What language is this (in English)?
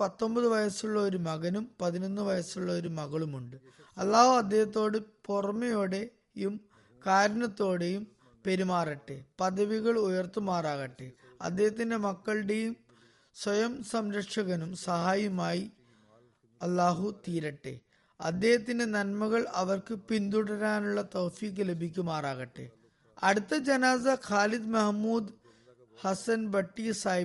Malayalam